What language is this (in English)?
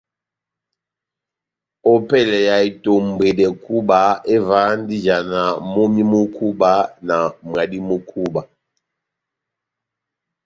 Batanga